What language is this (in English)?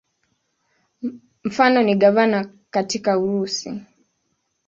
Swahili